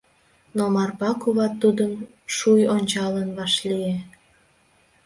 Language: Mari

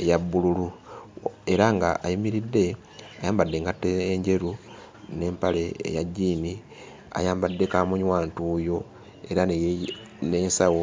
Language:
Ganda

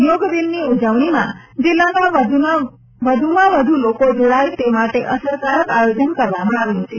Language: Gujarati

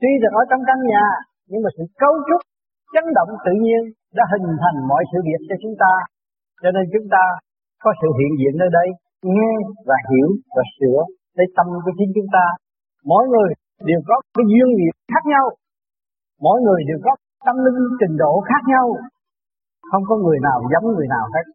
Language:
Vietnamese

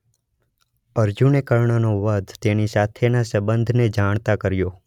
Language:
Gujarati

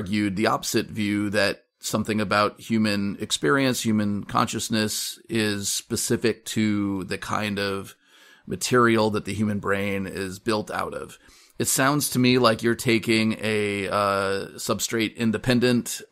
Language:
English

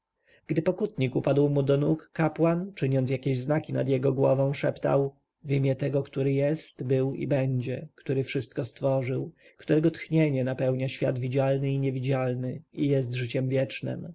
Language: Polish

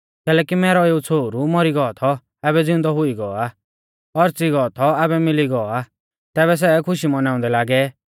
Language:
Mahasu Pahari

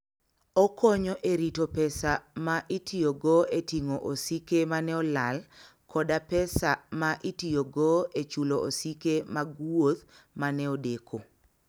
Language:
Luo (Kenya and Tanzania)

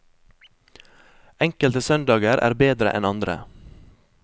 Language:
Norwegian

